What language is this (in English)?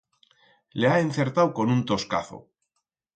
Aragonese